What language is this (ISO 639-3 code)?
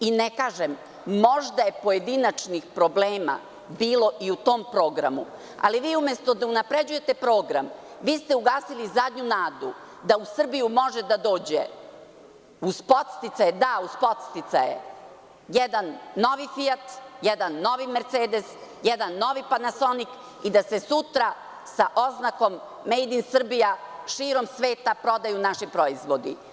srp